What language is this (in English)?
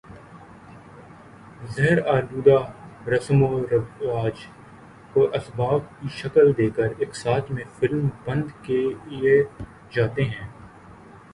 Urdu